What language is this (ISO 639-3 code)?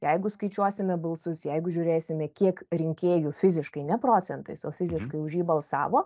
lit